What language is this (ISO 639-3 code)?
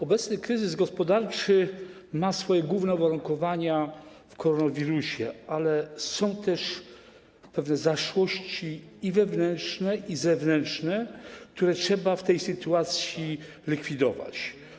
pol